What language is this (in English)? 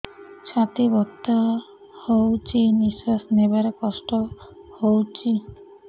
Odia